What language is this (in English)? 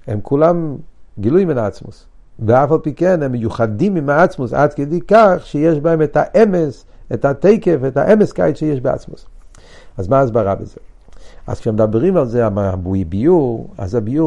Hebrew